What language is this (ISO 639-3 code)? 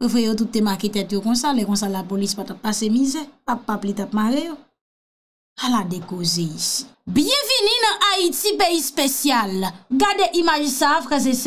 fra